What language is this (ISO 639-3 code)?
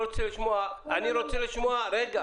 heb